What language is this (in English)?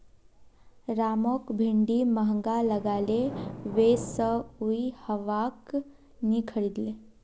Magahi